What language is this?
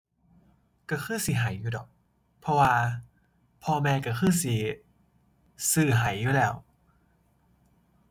Thai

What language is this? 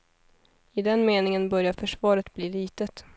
Swedish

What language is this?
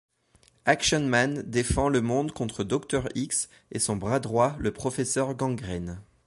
French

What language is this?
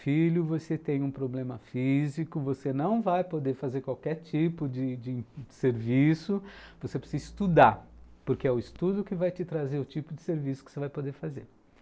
Portuguese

